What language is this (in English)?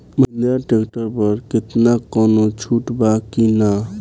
Bhojpuri